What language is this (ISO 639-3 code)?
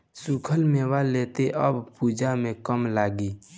bho